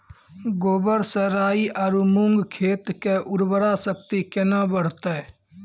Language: Maithili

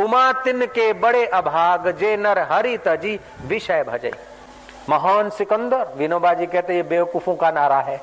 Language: Hindi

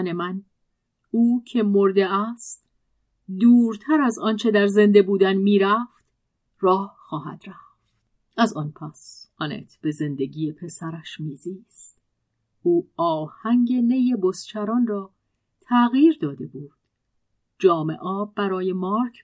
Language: Persian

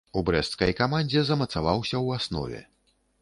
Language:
Belarusian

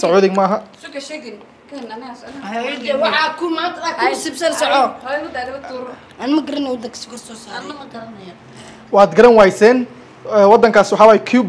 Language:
Arabic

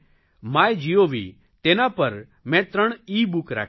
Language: Gujarati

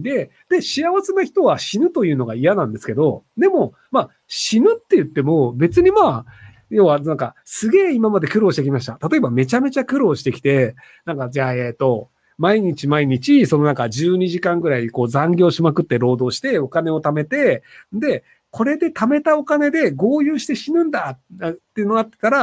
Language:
Japanese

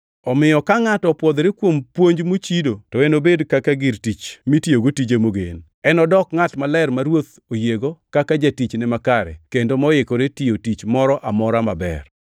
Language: Luo (Kenya and Tanzania)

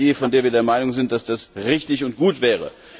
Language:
German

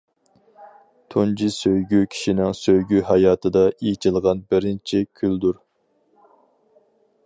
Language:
Uyghur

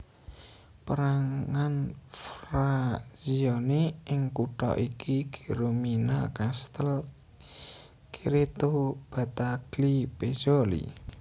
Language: Javanese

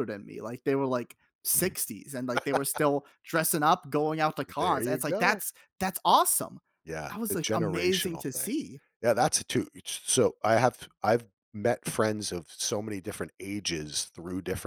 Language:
English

